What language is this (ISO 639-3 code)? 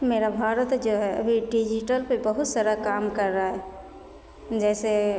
mai